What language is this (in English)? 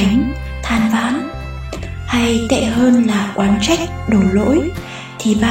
Vietnamese